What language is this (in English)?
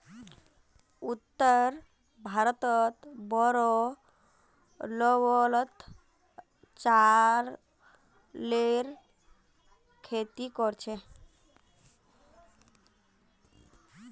Magahi